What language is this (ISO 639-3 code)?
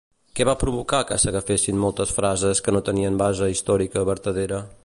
cat